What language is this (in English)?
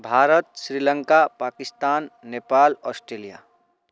Maithili